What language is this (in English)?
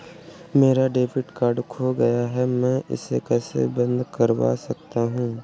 Hindi